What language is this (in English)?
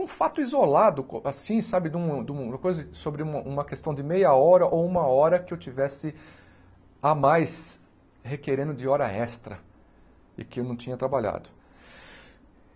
Portuguese